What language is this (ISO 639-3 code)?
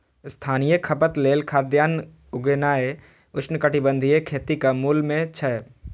mai